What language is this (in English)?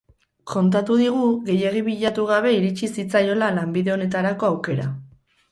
Basque